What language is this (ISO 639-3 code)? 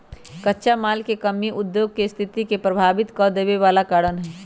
mag